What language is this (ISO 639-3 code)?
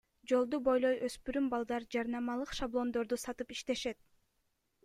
kir